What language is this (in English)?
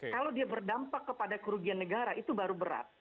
Indonesian